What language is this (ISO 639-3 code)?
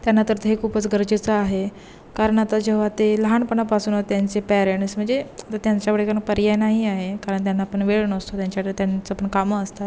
mar